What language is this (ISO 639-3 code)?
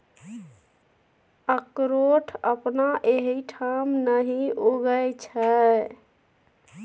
mai